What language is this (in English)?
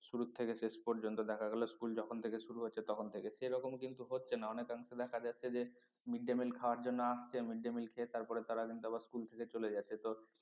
Bangla